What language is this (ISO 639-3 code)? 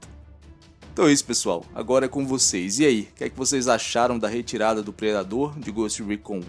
por